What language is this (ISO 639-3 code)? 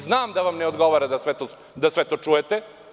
srp